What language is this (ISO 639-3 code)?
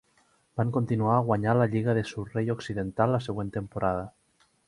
cat